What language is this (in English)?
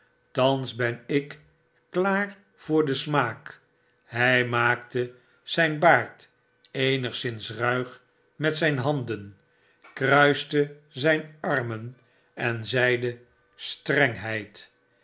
Dutch